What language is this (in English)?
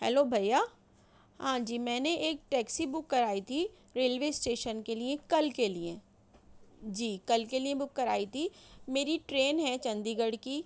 Urdu